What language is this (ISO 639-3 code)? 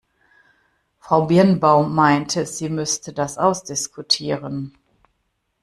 deu